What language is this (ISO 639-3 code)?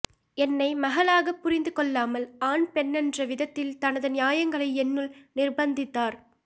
tam